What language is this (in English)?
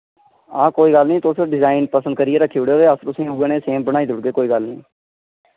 Dogri